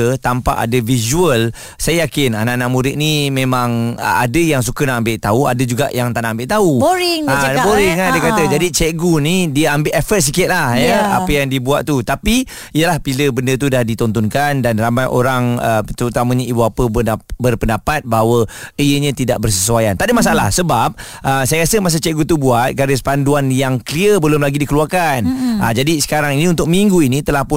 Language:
Malay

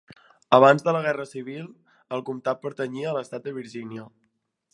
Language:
Catalan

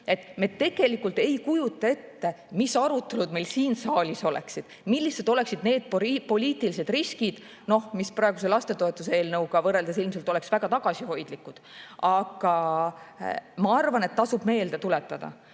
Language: Estonian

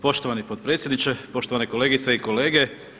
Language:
Croatian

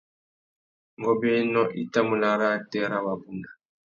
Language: Tuki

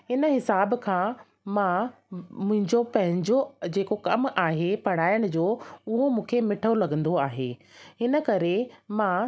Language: Sindhi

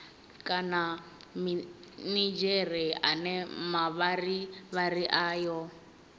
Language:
Venda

